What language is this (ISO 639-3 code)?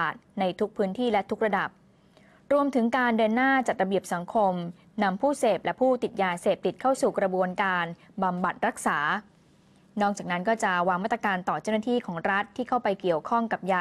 tha